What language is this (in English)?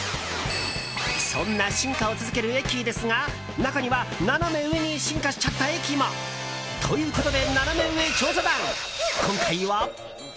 Japanese